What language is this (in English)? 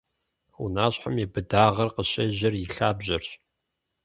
Kabardian